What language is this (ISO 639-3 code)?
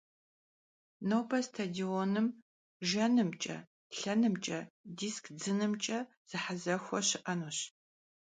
kbd